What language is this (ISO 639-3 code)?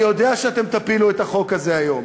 heb